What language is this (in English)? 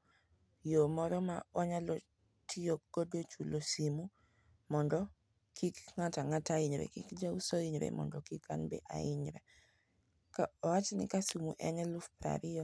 Luo (Kenya and Tanzania)